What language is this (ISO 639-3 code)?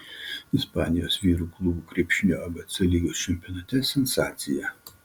lit